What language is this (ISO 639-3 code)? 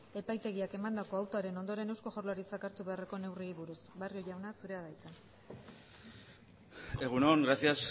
eus